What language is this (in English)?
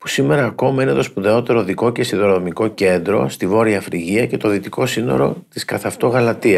Greek